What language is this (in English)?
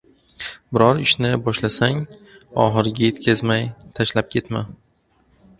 Uzbek